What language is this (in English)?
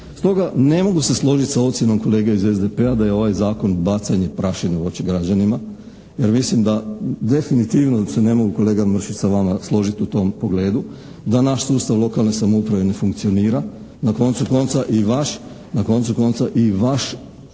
Croatian